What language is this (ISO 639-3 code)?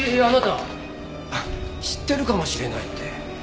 jpn